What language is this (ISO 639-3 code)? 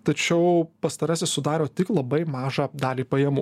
lit